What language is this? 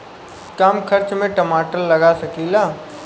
Bhojpuri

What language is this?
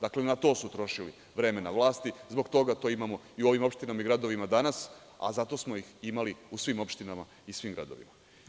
Serbian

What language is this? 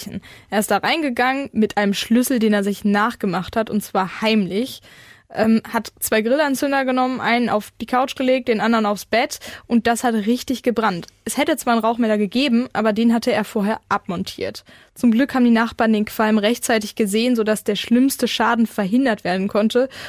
German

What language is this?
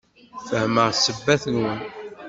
Kabyle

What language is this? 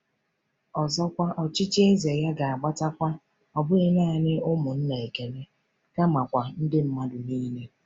Igbo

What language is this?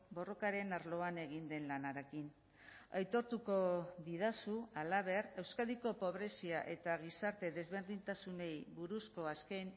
Basque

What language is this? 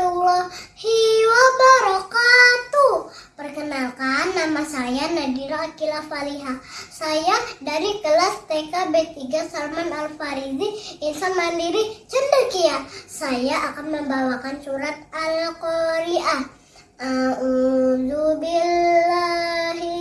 Indonesian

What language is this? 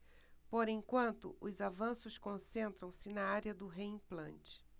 Portuguese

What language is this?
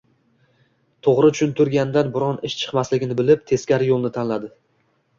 Uzbek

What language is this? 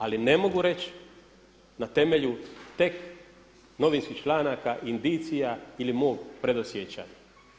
Croatian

